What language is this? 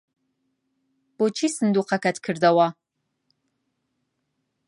Central Kurdish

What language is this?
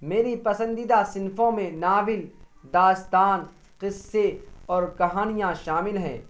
Urdu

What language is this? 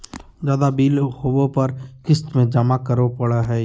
Magahi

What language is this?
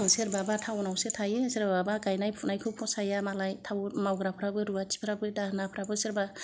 Bodo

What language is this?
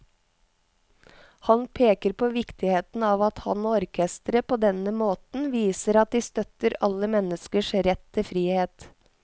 Norwegian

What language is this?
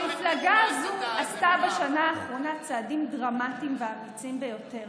Hebrew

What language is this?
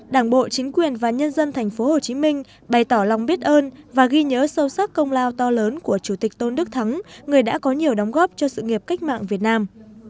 Vietnamese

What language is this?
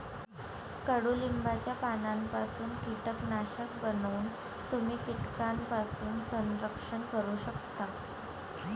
Marathi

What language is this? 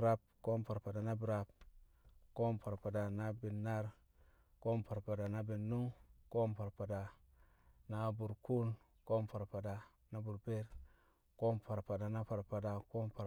Kamo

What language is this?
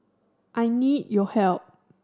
English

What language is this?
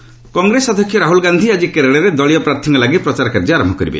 Odia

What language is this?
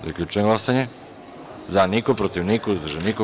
Serbian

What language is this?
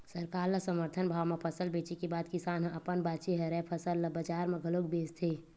Chhattisgarhi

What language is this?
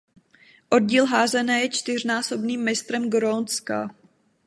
Czech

